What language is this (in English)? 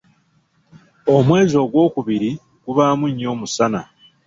Ganda